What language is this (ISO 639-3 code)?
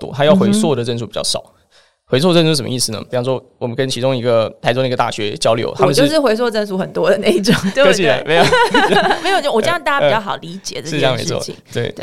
zho